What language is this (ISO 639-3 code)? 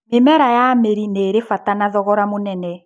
kik